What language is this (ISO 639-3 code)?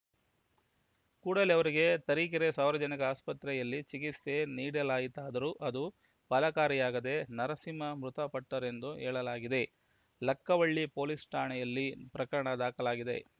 kan